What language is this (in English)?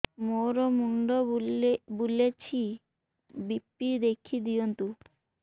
Odia